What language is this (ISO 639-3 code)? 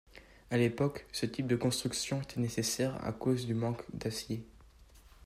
fra